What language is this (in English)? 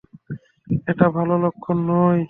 Bangla